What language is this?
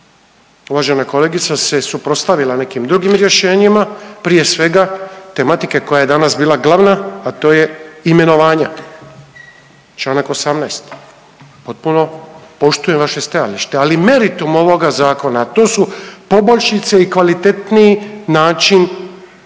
Croatian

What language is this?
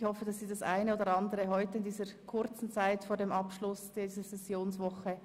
Swiss German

